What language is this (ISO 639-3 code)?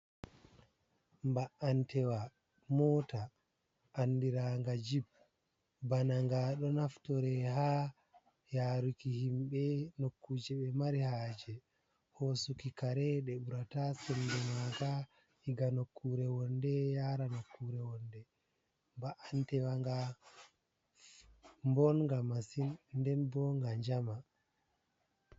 ful